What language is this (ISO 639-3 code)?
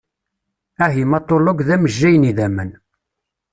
kab